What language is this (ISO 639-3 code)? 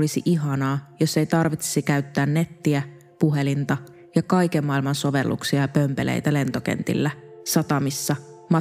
fin